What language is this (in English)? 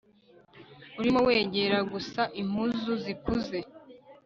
Kinyarwanda